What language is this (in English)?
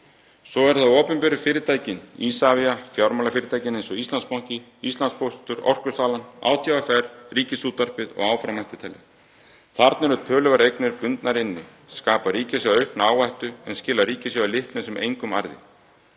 Icelandic